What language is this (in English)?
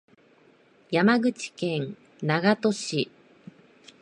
Japanese